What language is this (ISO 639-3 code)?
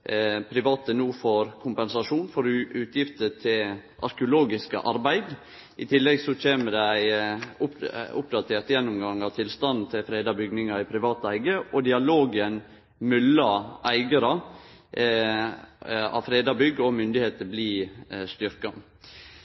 nno